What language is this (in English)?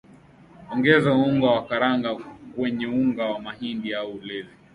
Swahili